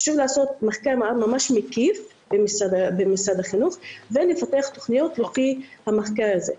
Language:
Hebrew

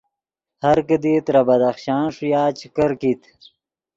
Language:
Yidgha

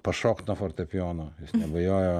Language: Lithuanian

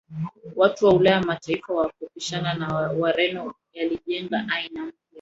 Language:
Swahili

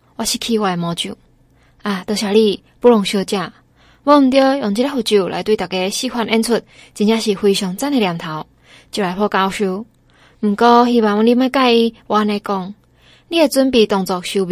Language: Chinese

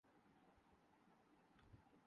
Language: Urdu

